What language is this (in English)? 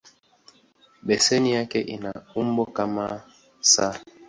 Swahili